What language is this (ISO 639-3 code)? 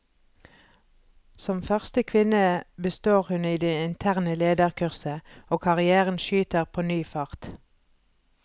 nor